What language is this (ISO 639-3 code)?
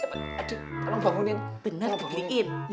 ind